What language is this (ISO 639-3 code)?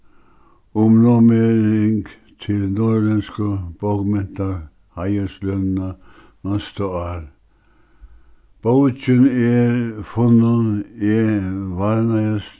fao